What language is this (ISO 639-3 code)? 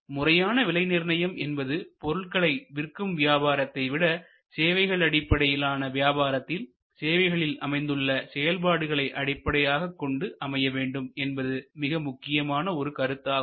tam